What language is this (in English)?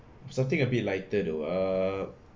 English